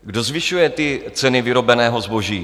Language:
Czech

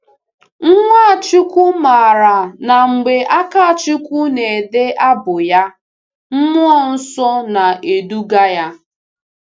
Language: Igbo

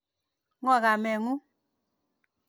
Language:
Kalenjin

